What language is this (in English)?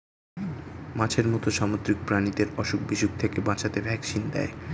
Bangla